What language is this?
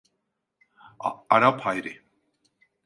Turkish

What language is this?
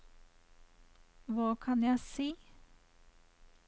Norwegian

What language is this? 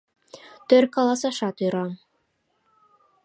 Mari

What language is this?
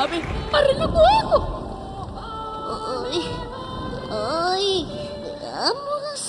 Spanish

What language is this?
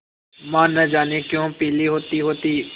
Hindi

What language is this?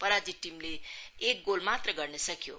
Nepali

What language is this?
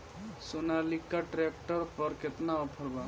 Bhojpuri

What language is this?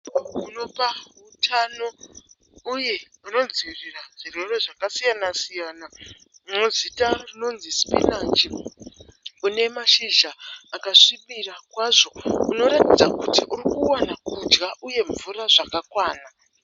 Shona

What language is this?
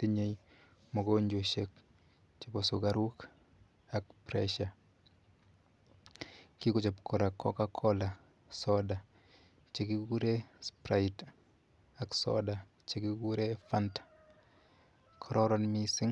Kalenjin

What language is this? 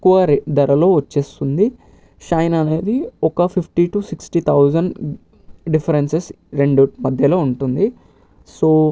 Telugu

